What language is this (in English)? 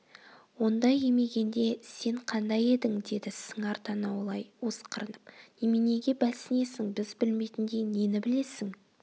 Kazakh